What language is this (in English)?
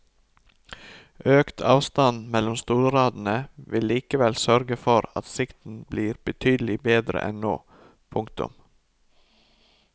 Norwegian